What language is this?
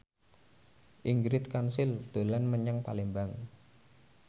Javanese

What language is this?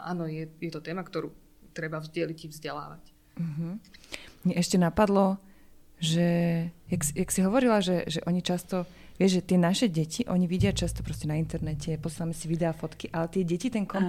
Slovak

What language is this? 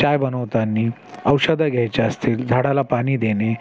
Marathi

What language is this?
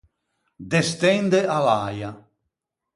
Ligurian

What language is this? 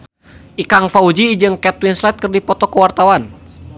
Sundanese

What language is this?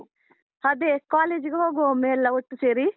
Kannada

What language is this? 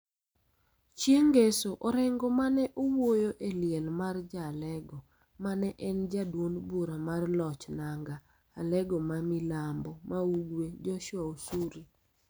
Luo (Kenya and Tanzania)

